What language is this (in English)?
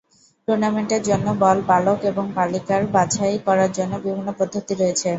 Bangla